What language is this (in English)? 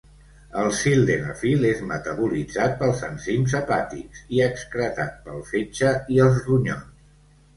Catalan